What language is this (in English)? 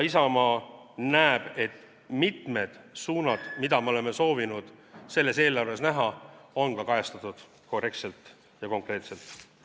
Estonian